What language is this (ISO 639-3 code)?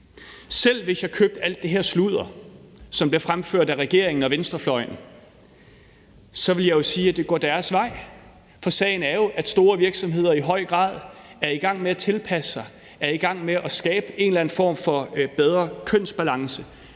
dan